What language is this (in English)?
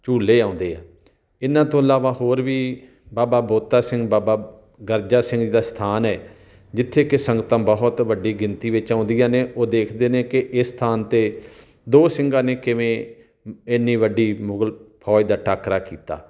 Punjabi